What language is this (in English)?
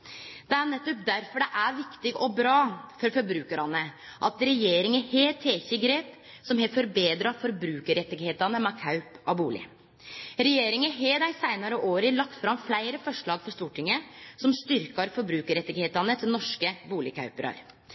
Norwegian Nynorsk